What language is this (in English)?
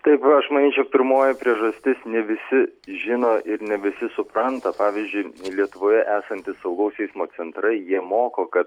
Lithuanian